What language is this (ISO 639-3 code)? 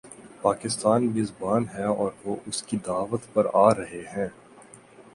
urd